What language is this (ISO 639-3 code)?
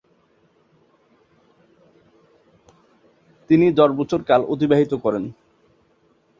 ben